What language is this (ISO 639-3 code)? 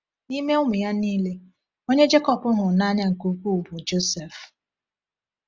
ibo